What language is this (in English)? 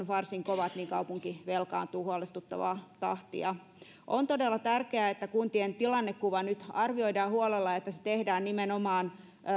Finnish